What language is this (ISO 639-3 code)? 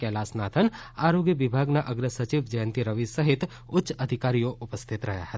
guj